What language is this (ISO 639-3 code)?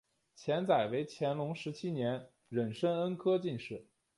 zho